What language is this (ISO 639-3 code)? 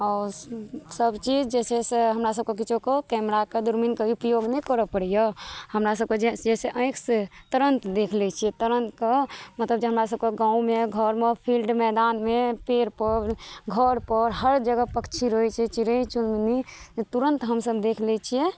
mai